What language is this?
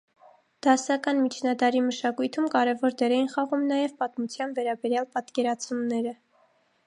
Armenian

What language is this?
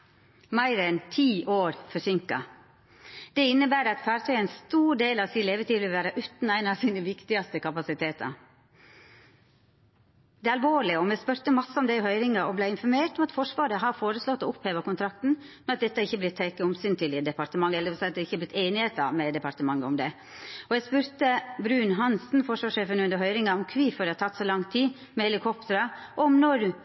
Norwegian Nynorsk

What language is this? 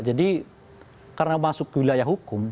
Indonesian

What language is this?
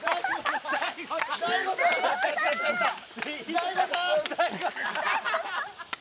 Japanese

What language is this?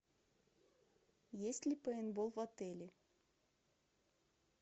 Russian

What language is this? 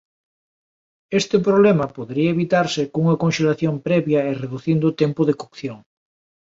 Galician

